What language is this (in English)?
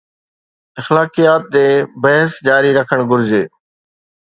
Sindhi